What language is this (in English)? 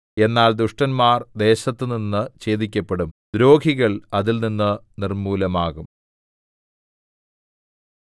Malayalam